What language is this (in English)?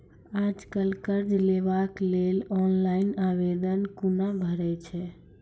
Maithili